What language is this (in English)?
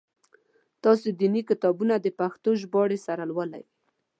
Pashto